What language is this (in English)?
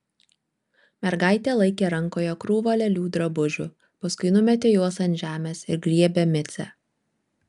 Lithuanian